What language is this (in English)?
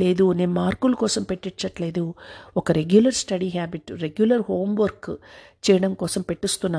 Telugu